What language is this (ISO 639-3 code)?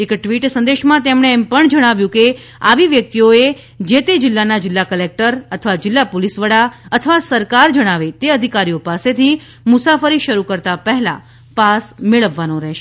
guj